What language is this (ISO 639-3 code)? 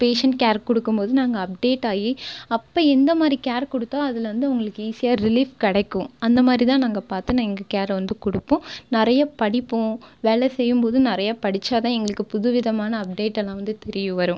tam